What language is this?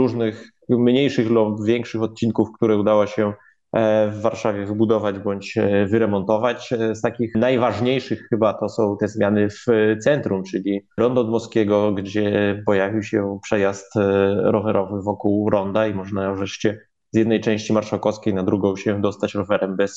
Polish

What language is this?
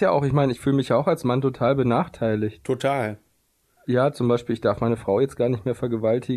German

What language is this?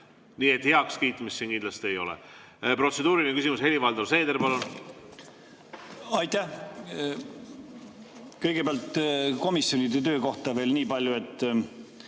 Estonian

